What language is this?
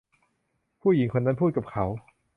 Thai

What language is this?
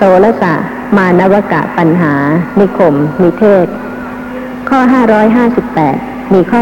Thai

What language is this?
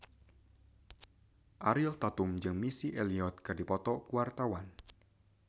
Sundanese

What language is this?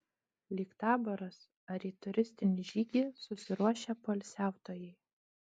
Lithuanian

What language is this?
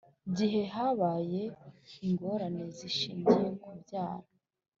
Kinyarwanda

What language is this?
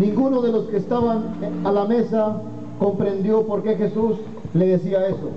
Spanish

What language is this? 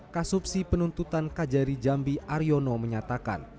Indonesian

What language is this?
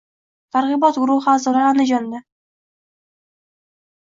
Uzbek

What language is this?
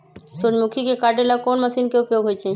Magahi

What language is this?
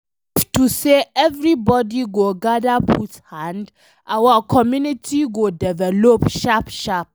Nigerian Pidgin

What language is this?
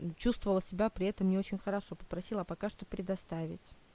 Russian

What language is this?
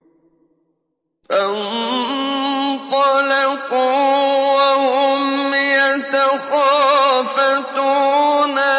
Arabic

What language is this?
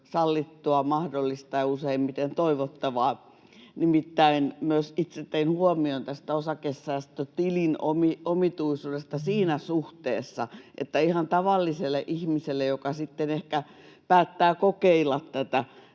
Finnish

